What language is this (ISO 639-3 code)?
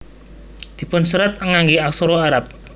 jav